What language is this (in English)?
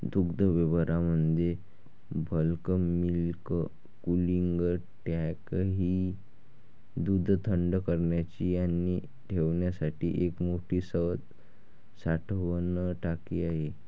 Marathi